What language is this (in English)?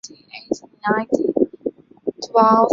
Chinese